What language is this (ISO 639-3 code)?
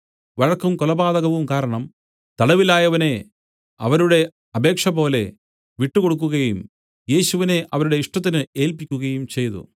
mal